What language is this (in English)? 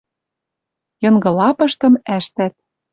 Western Mari